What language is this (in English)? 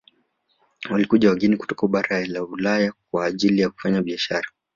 Swahili